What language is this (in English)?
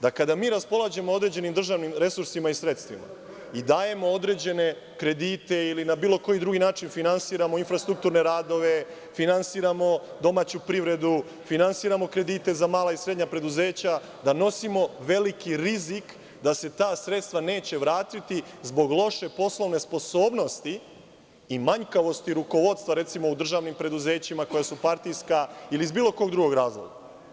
Serbian